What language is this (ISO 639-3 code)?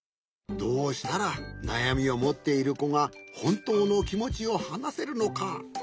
jpn